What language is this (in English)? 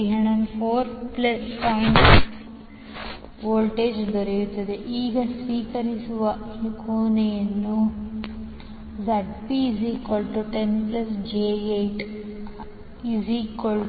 Kannada